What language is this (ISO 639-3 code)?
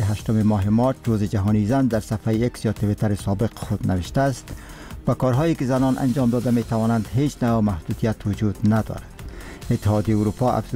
fas